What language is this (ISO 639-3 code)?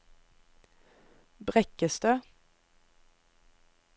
nor